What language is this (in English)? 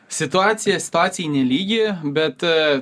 Lithuanian